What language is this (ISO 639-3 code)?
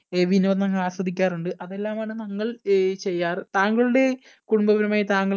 mal